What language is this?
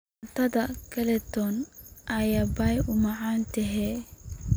Somali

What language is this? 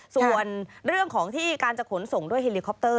Thai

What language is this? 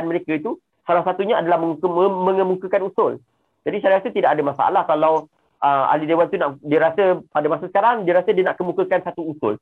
Malay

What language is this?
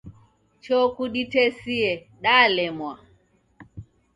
Taita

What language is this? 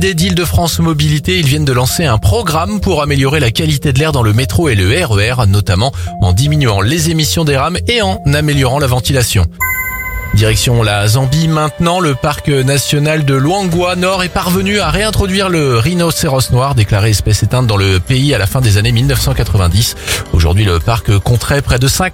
French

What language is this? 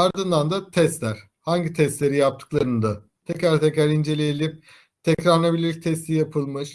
Turkish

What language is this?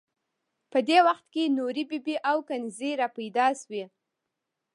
Pashto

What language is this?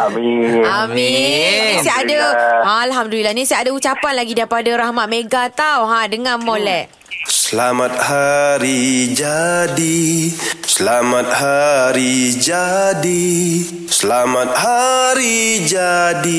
Malay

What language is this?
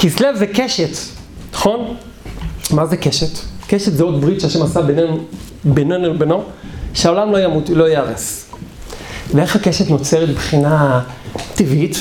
Hebrew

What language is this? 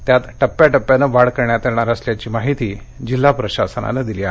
Marathi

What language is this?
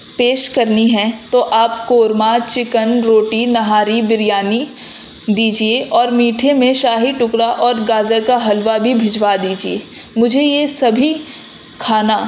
Urdu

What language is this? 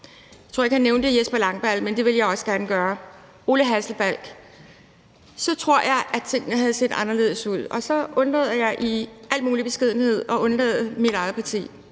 Danish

